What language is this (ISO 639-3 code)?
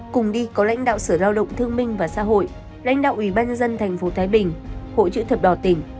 vie